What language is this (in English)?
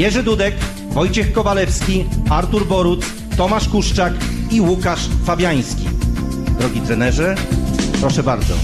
Polish